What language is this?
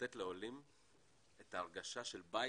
Hebrew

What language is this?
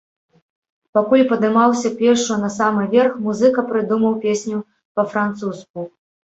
Belarusian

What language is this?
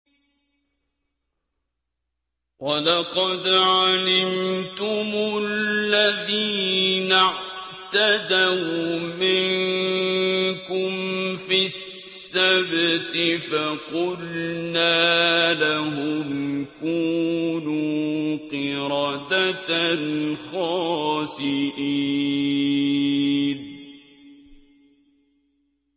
Arabic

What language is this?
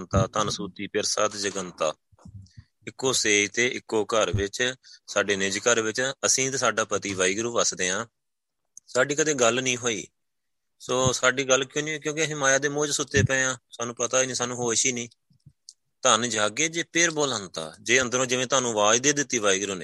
Punjabi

